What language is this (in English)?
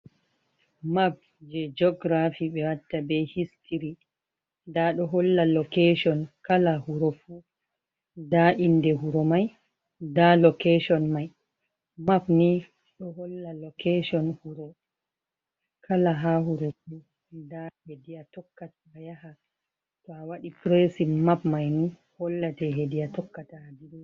Fula